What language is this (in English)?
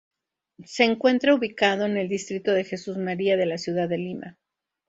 Spanish